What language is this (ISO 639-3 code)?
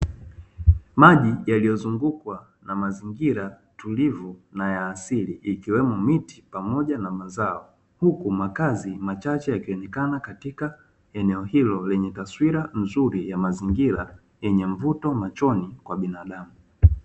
swa